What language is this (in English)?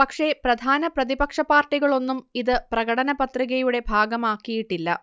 Malayalam